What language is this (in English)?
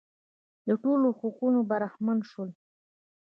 Pashto